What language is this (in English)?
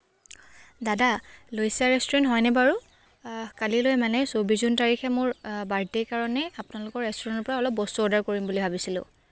Assamese